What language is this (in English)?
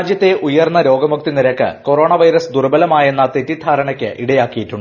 Malayalam